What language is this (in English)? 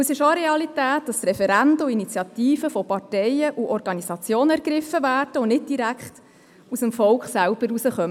Swiss German